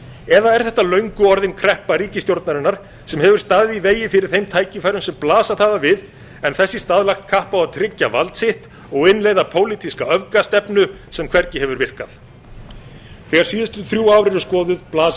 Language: Icelandic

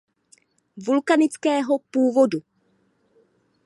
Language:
Czech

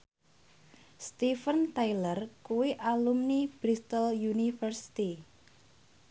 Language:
Javanese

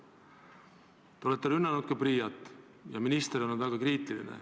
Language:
Estonian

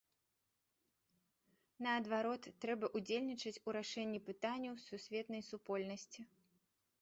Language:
Belarusian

